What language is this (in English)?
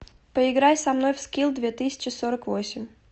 Russian